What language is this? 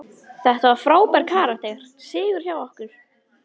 Icelandic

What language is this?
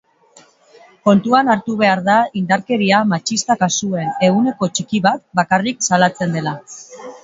Basque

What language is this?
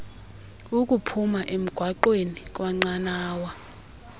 Xhosa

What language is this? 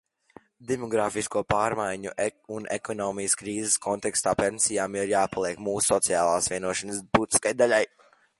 Latvian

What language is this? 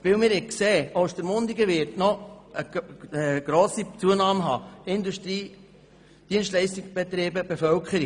Swiss German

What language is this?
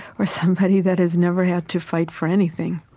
English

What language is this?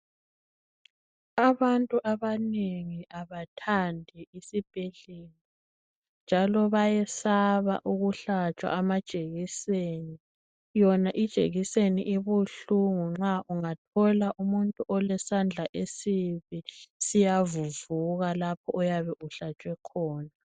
North Ndebele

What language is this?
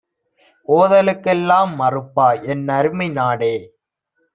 Tamil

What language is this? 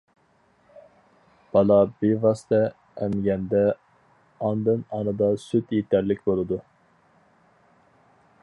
Uyghur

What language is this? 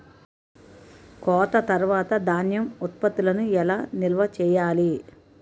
Telugu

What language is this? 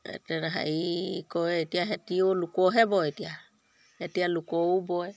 Assamese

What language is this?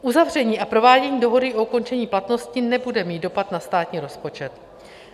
Czech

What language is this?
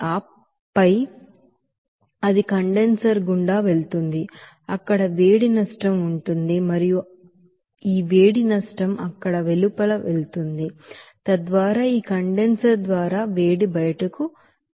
Telugu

